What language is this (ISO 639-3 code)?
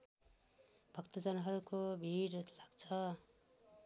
nep